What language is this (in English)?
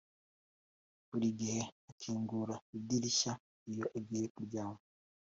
Kinyarwanda